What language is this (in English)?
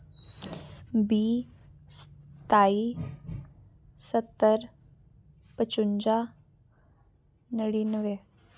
Dogri